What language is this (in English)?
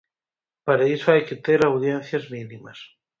Galician